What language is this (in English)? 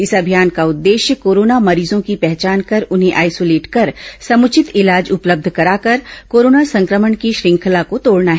Hindi